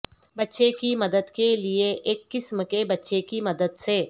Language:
Urdu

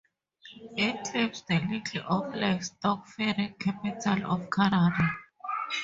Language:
English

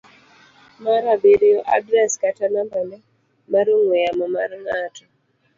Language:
Luo (Kenya and Tanzania)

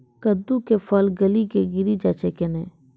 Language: Maithili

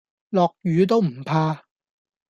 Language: Cantonese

